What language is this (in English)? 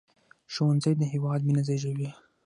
Pashto